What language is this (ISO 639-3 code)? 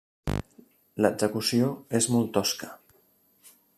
cat